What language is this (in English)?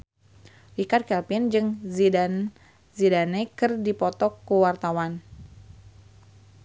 Sundanese